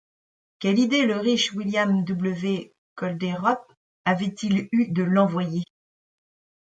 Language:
French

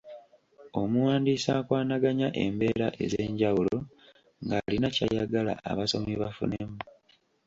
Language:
Ganda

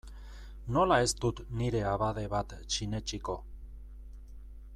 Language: Basque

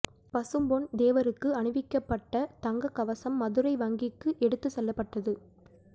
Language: Tamil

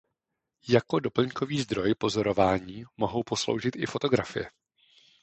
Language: Czech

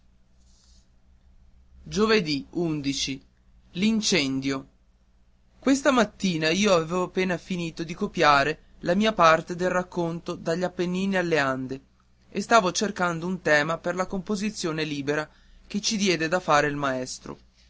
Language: Italian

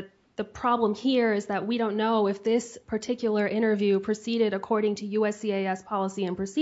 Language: English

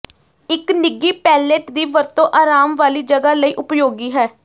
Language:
Punjabi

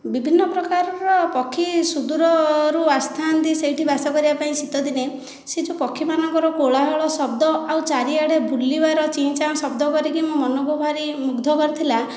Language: Odia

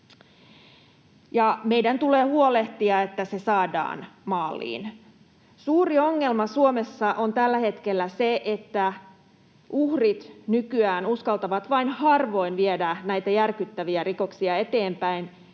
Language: Finnish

